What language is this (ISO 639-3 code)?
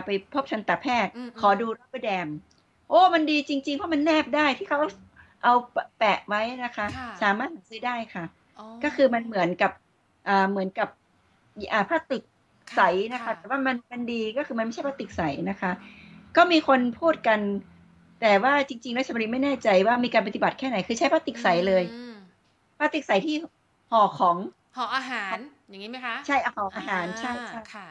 tha